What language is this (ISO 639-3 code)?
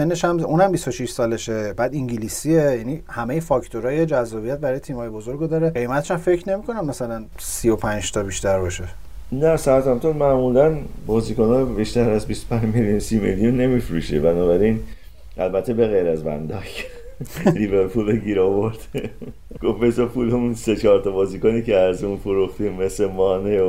fas